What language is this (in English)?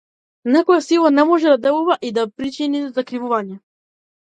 Macedonian